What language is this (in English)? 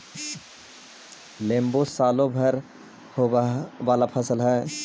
Magahi